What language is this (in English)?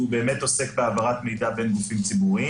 Hebrew